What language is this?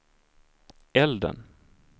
Swedish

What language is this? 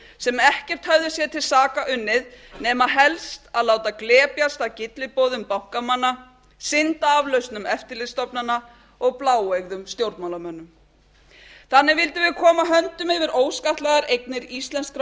Icelandic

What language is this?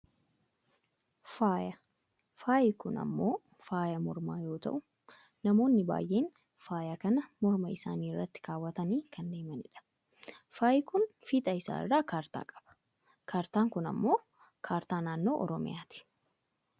Oromo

